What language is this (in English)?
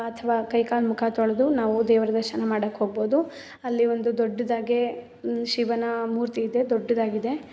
Kannada